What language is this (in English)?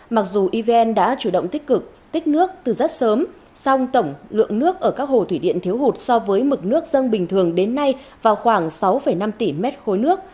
Vietnamese